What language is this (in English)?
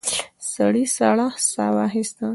Pashto